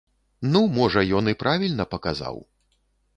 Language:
Belarusian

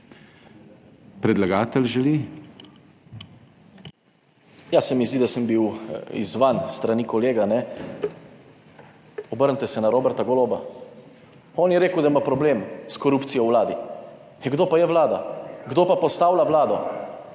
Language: Slovenian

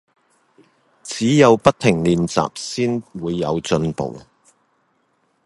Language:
Cantonese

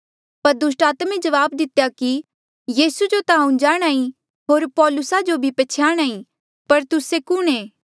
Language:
Mandeali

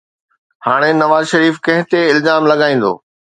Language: Sindhi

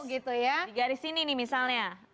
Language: Indonesian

